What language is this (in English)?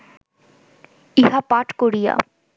Bangla